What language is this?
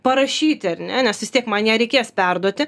Lithuanian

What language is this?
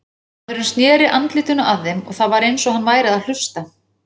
Icelandic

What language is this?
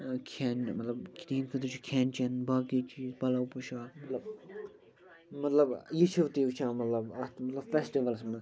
Kashmiri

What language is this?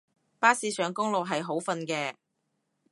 Cantonese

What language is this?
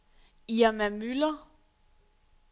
Danish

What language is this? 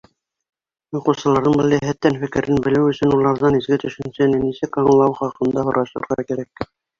Bashkir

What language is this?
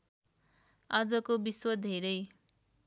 Nepali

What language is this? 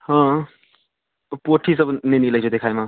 Maithili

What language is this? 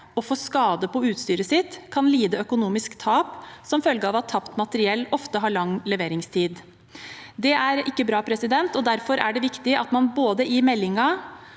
Norwegian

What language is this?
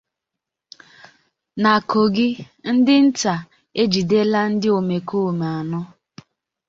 Igbo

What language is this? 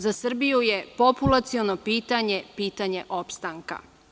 Serbian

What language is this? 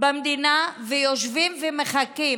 Hebrew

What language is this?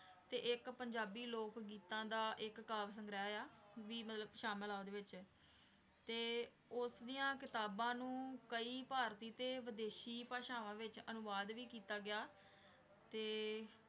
Punjabi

